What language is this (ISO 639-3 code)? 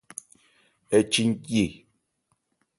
ebr